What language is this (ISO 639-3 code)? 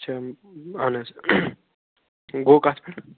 kas